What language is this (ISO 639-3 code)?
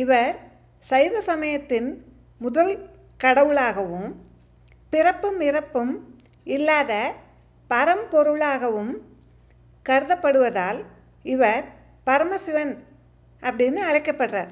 tam